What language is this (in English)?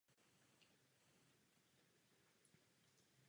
Czech